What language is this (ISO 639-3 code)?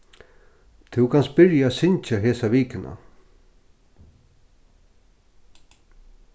fao